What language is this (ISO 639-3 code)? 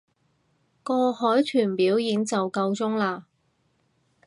yue